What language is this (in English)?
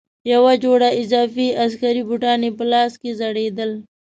Pashto